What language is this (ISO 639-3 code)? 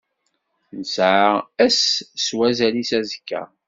kab